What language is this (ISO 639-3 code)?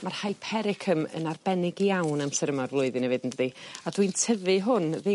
cym